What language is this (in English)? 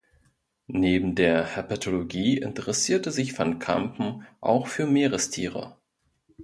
German